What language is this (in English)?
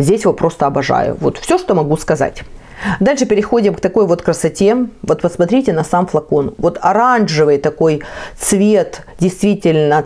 Russian